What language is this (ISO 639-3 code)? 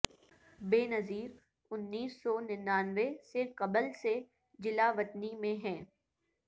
urd